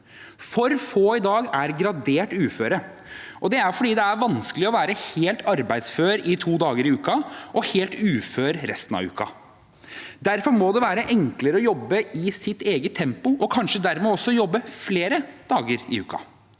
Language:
Norwegian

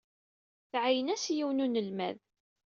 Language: Kabyle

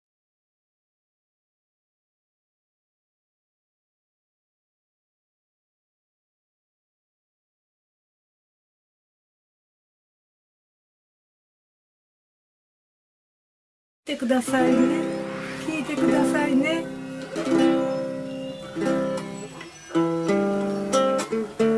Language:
Japanese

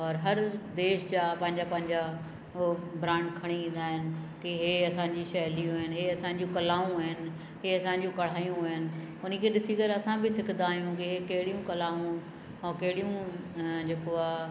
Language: Sindhi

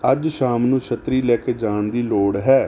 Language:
Punjabi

